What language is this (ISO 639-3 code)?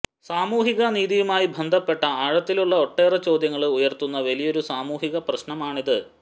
mal